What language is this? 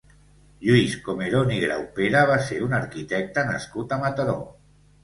Catalan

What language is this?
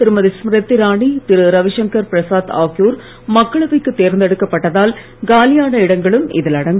Tamil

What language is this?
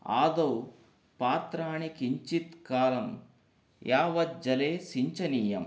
Sanskrit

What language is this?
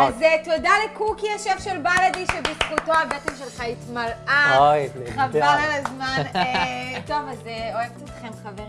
Hebrew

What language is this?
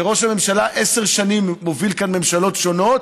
Hebrew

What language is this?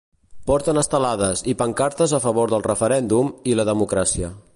Catalan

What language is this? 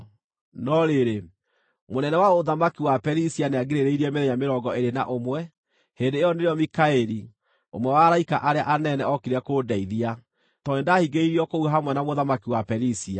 Kikuyu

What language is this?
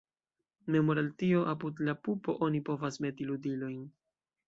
Esperanto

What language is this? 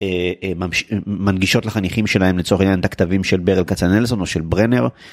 Hebrew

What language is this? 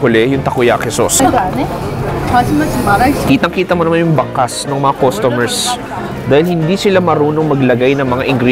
Filipino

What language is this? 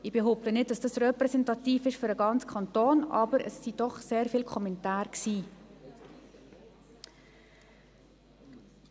Swiss German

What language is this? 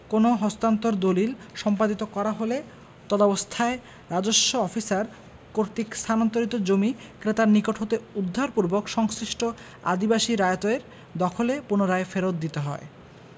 Bangla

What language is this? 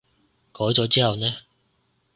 Cantonese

